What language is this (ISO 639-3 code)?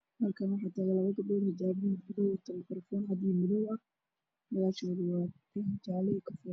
som